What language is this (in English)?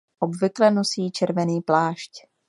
Czech